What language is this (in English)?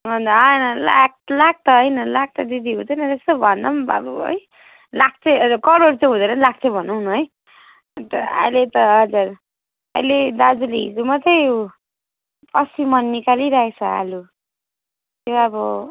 Nepali